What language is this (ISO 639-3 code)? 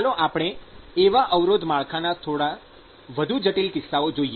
guj